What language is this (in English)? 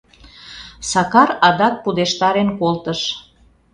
Mari